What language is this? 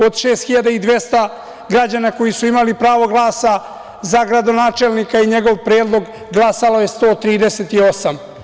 Serbian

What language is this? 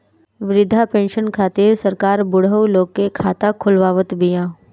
Bhojpuri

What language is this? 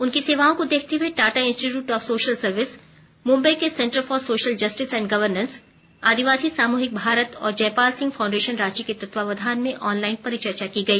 Hindi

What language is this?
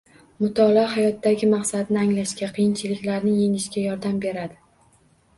Uzbek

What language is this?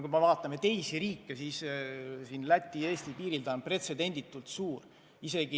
Estonian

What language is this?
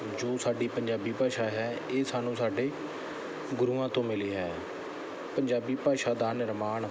Punjabi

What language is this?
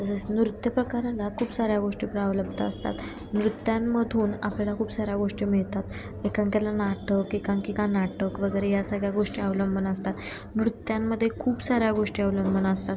Marathi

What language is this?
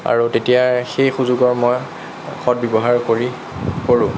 Assamese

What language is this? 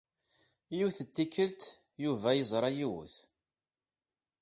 Kabyle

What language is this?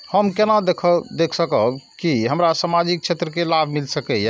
Maithili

